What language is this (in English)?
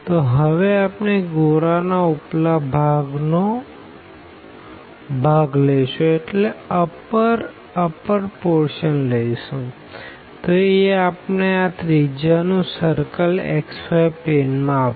Gujarati